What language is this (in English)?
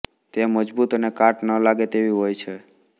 Gujarati